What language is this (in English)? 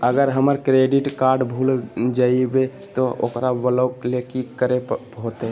Magahi